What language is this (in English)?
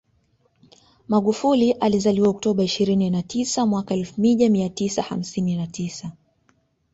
Swahili